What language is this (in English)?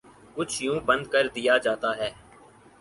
Urdu